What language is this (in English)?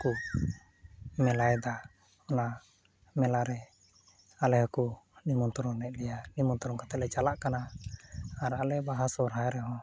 Santali